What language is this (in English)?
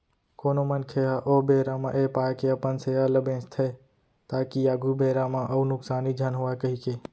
Chhattisgarhi